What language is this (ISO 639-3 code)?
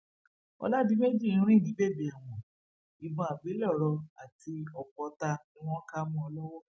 yor